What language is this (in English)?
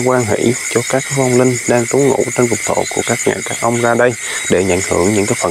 Vietnamese